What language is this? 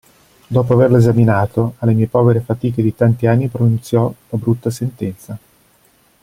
Italian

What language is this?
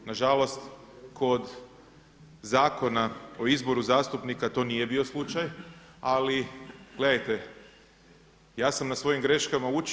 Croatian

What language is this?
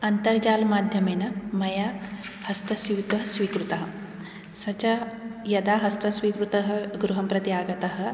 Sanskrit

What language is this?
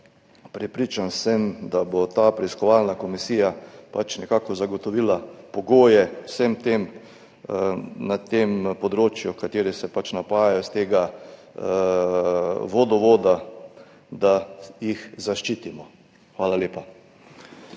Slovenian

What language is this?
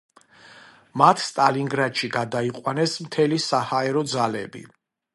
Georgian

